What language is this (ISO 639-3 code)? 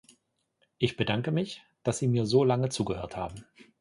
deu